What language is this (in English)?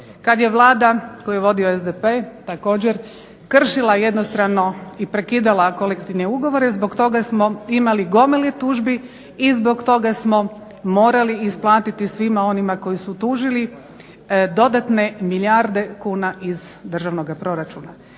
Croatian